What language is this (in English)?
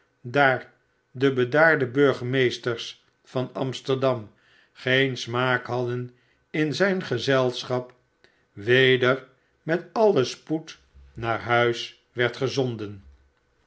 Dutch